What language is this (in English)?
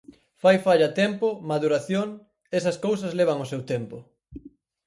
Galician